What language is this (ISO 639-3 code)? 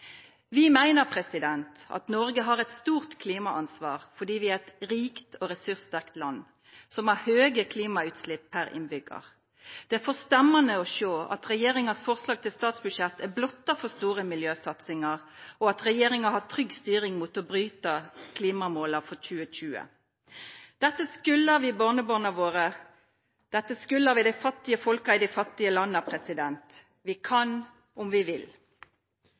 nno